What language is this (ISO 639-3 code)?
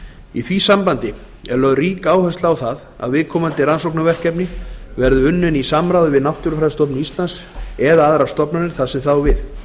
isl